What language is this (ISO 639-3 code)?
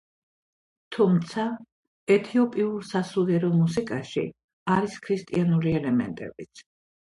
kat